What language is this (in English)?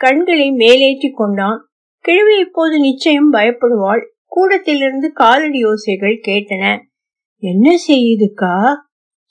Tamil